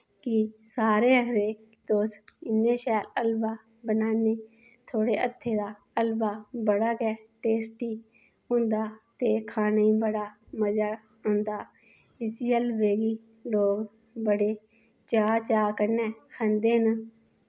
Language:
Dogri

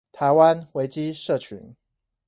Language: Chinese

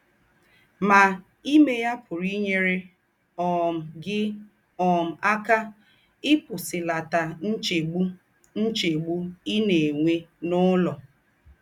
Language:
Igbo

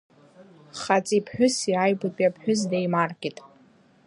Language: Abkhazian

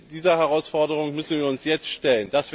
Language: German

